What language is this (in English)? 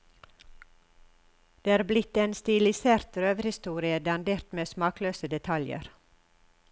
Norwegian